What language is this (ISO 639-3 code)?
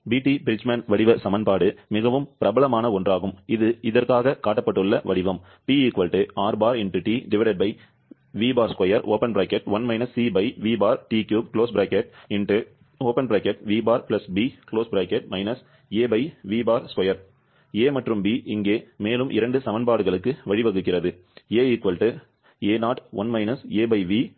tam